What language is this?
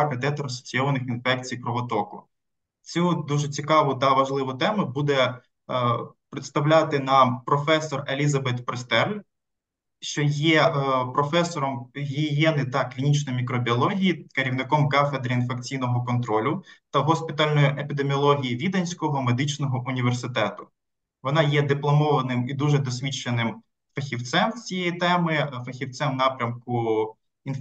Ukrainian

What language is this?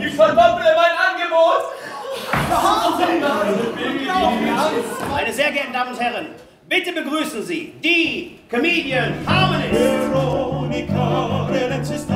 German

